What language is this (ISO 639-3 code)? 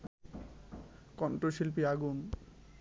ben